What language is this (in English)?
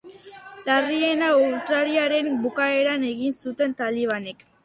Basque